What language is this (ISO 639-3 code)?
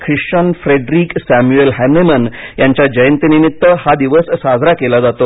mar